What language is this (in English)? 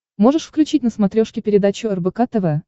Russian